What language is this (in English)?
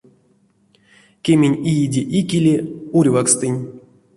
Erzya